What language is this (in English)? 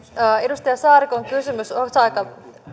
Finnish